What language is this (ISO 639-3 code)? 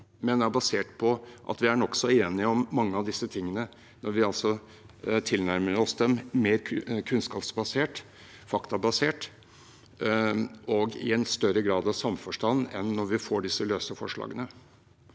nor